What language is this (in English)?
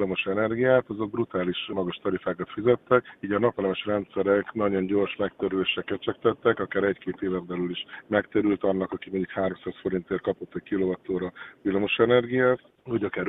Hungarian